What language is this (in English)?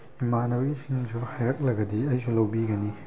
Manipuri